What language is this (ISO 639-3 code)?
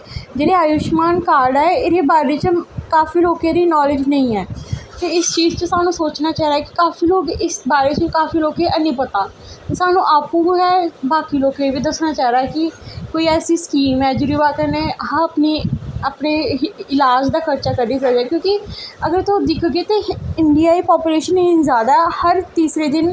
doi